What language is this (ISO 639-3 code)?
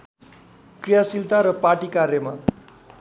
nep